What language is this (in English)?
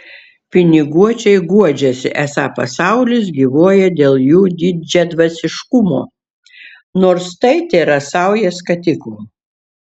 Lithuanian